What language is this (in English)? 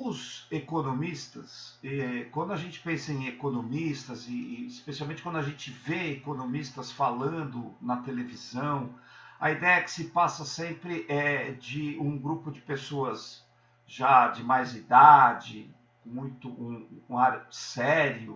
Portuguese